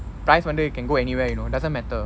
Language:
English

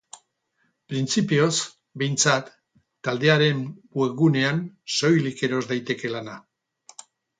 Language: Basque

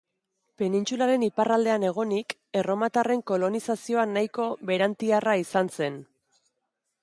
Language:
Basque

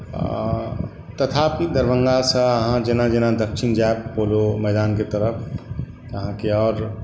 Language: Maithili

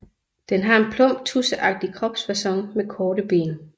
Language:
Danish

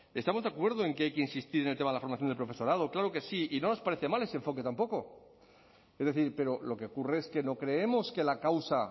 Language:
Spanish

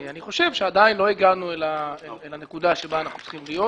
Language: Hebrew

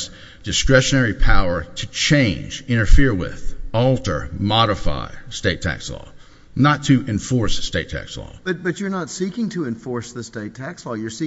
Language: English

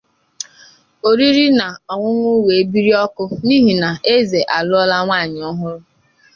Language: Igbo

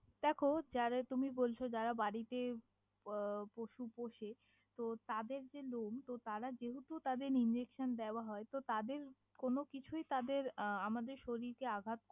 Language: Bangla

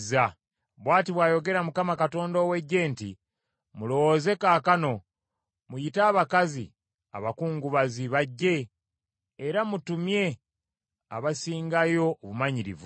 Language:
Ganda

